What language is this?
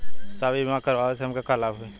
Bhojpuri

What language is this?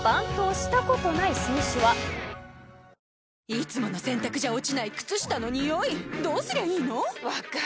Japanese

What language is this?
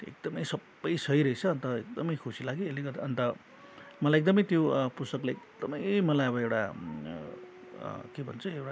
Nepali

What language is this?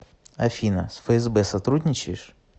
Russian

